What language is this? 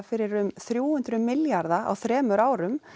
Icelandic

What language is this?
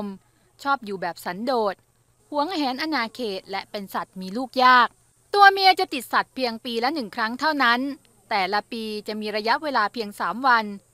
Thai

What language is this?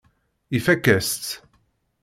Kabyle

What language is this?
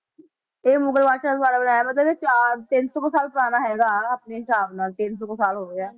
Punjabi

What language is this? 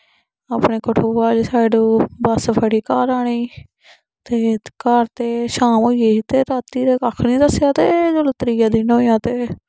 Dogri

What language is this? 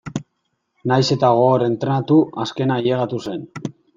Basque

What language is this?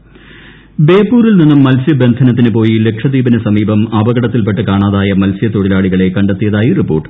Malayalam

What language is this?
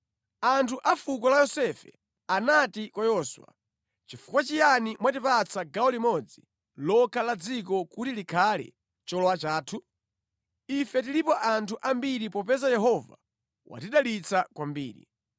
Nyanja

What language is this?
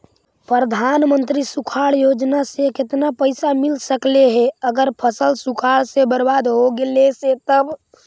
Magahi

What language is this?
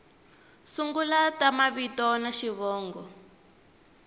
Tsonga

